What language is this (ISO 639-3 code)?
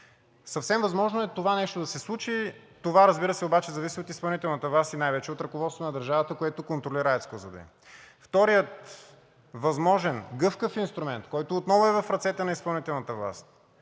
bul